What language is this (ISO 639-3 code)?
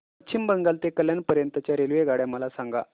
mar